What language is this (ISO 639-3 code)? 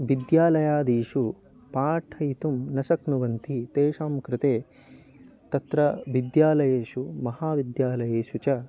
san